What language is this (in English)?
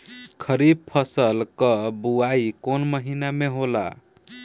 Bhojpuri